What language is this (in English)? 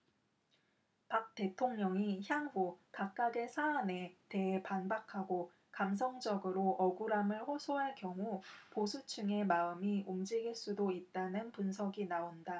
Korean